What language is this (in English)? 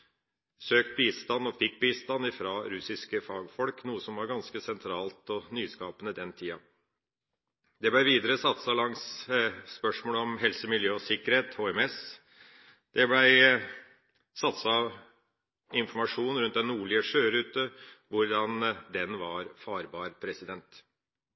Norwegian Bokmål